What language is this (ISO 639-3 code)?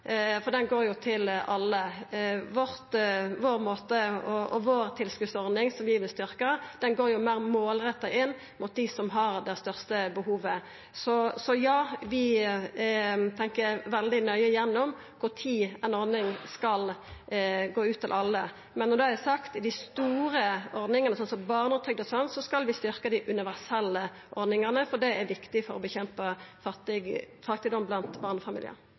nno